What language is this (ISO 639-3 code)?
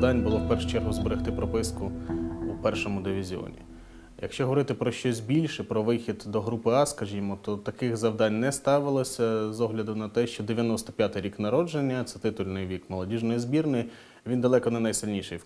ukr